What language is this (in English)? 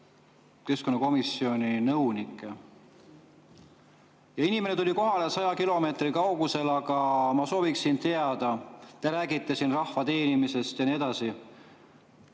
Estonian